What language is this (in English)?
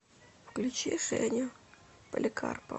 Russian